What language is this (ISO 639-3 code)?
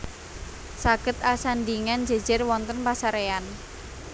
jav